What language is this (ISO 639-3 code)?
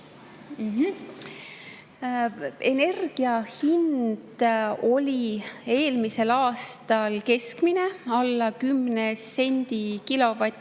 est